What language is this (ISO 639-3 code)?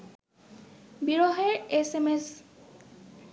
ben